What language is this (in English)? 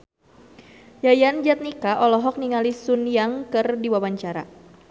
Sundanese